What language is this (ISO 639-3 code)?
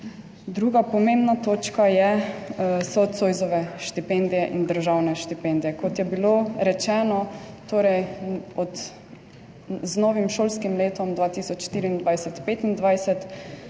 slv